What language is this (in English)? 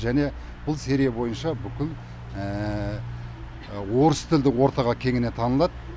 Kazakh